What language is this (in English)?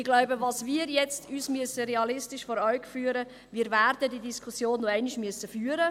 Swiss German